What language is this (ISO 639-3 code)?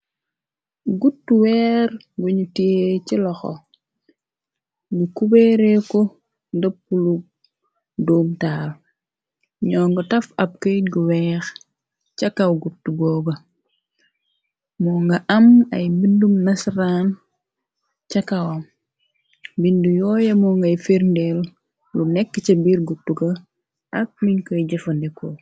wol